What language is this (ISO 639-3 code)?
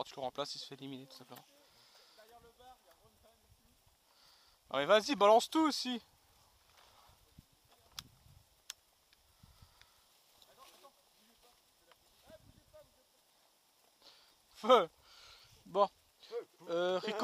fra